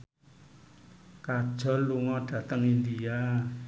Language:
Javanese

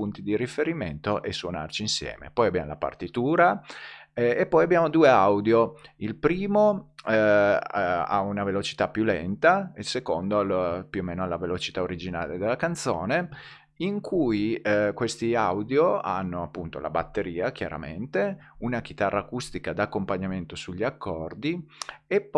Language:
Italian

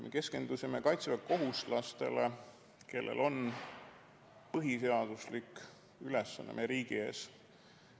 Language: Estonian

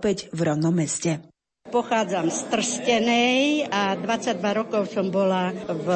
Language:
Slovak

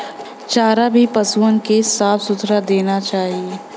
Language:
Bhojpuri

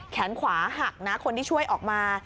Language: Thai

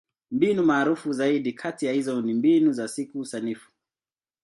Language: Swahili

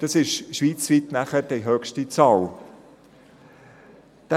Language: Swiss German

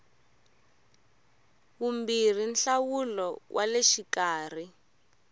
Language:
Tsonga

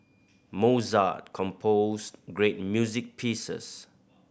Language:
English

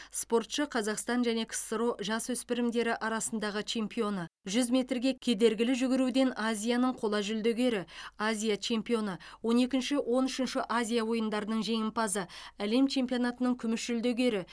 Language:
Kazakh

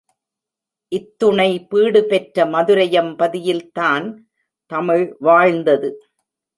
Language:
Tamil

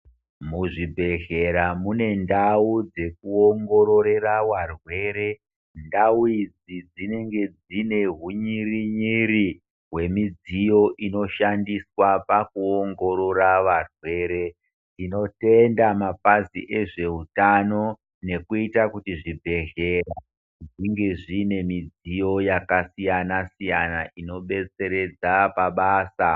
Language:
Ndau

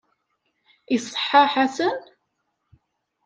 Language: Kabyle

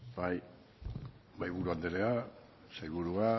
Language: Basque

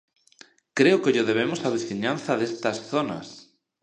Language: Galician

